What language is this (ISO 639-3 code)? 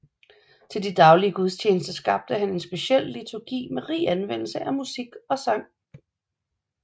dan